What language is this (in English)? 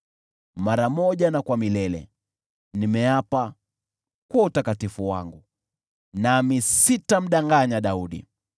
Swahili